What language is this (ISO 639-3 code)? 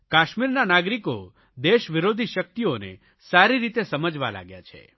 guj